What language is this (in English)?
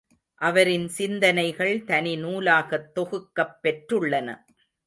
Tamil